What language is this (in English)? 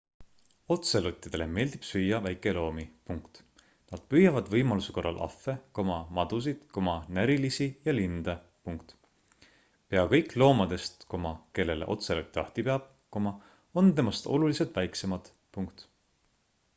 Estonian